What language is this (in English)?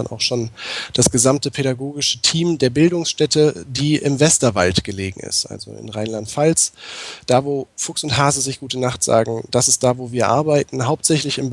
German